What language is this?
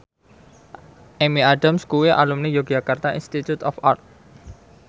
Javanese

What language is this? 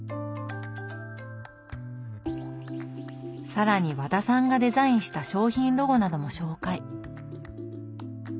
Japanese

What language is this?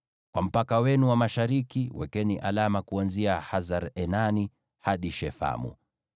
Swahili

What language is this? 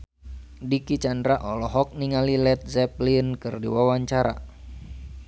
Sundanese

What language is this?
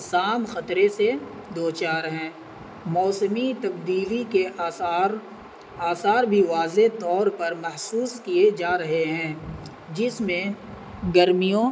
Urdu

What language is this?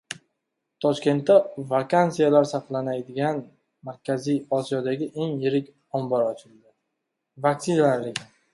Uzbek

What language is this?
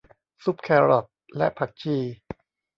Thai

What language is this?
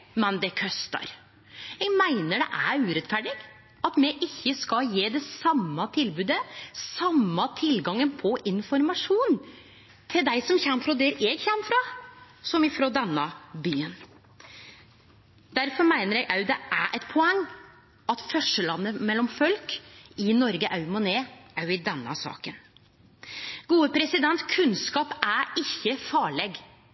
Norwegian Nynorsk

